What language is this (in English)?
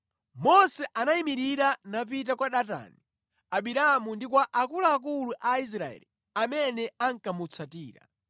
Nyanja